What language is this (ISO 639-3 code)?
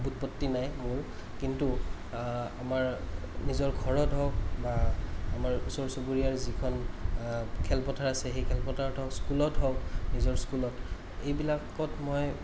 asm